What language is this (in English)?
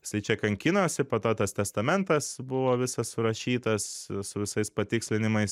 Lithuanian